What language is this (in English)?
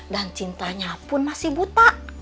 Indonesian